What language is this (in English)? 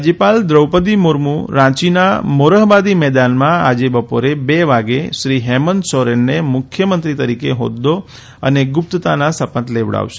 Gujarati